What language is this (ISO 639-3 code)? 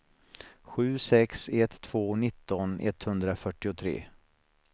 swe